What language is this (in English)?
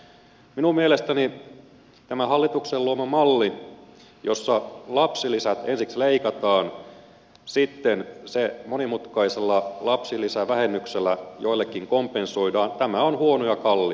Finnish